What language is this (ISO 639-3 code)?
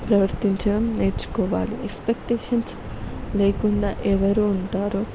tel